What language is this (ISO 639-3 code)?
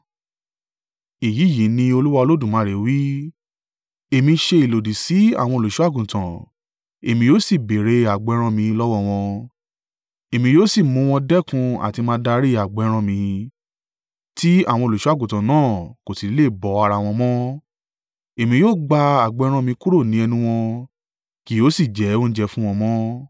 yor